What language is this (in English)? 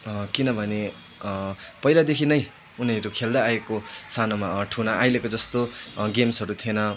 Nepali